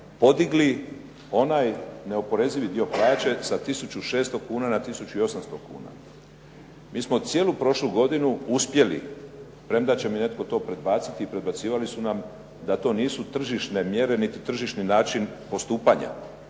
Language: Croatian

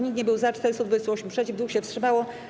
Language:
Polish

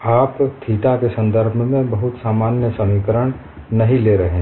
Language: Hindi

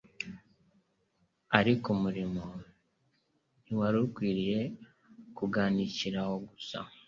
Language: Kinyarwanda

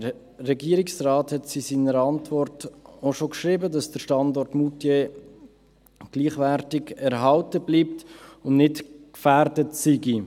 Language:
Swiss German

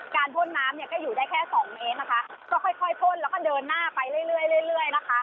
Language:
Thai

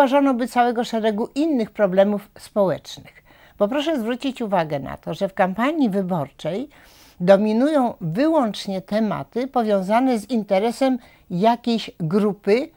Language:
Polish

